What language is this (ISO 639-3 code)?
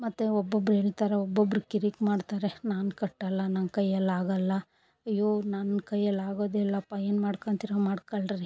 kan